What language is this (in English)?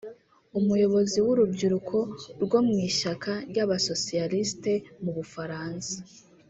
Kinyarwanda